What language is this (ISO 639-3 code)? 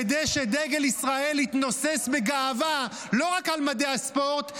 heb